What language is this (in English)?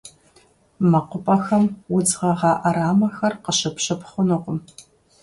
Kabardian